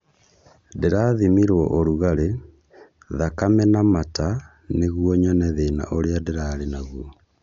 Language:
Kikuyu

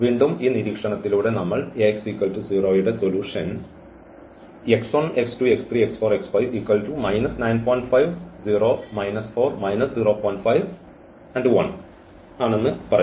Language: Malayalam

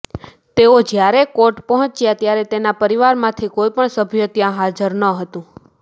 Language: Gujarati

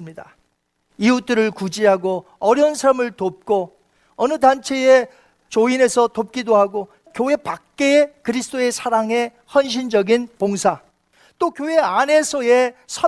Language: Korean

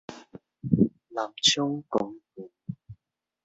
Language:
Min Nan Chinese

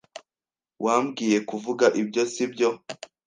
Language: Kinyarwanda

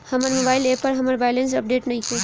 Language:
Bhojpuri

